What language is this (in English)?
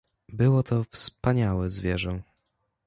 Polish